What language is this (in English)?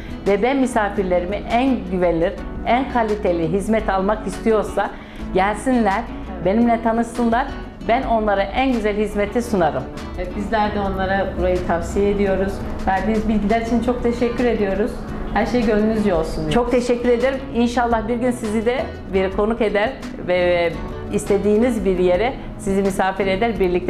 Turkish